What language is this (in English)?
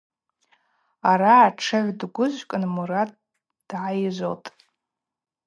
Abaza